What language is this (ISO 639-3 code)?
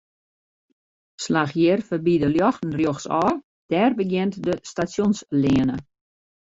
fry